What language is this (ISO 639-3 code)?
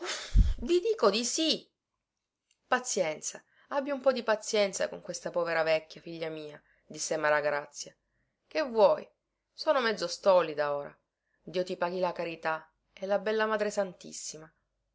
ita